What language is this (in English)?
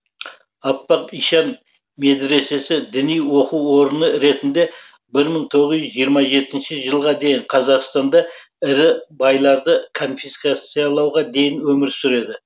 Kazakh